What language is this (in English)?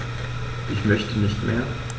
German